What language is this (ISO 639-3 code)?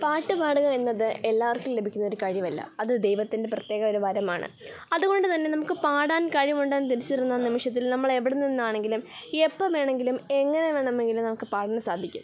mal